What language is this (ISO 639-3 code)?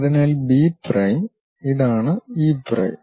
mal